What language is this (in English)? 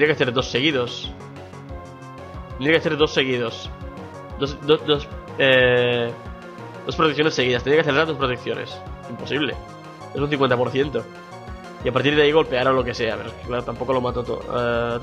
Spanish